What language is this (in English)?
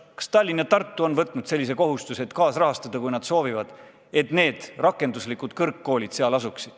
Estonian